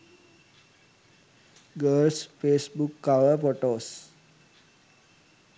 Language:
Sinhala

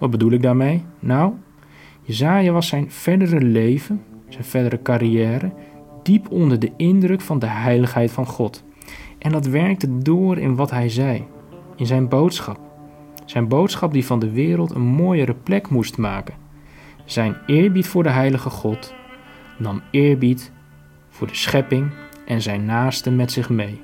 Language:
Dutch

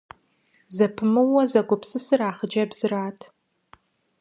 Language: Kabardian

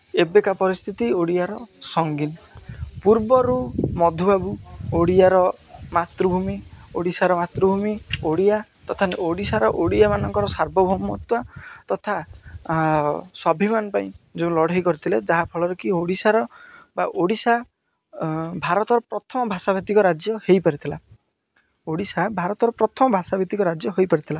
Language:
Odia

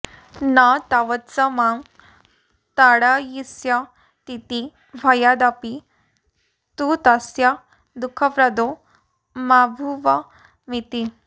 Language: Sanskrit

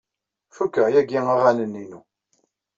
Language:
Kabyle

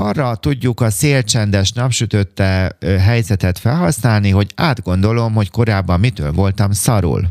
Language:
Hungarian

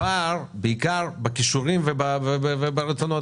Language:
Hebrew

